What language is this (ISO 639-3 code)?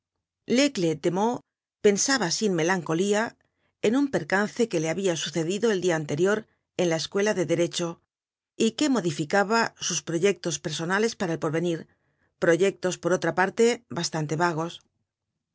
spa